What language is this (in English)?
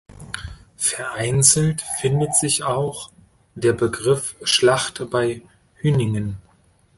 German